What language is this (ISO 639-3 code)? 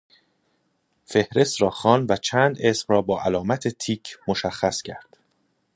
fas